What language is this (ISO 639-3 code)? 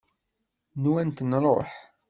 kab